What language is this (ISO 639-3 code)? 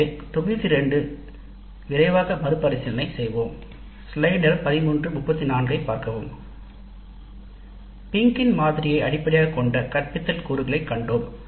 tam